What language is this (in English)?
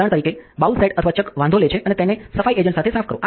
Gujarati